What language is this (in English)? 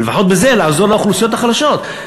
Hebrew